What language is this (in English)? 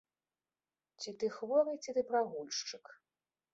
Belarusian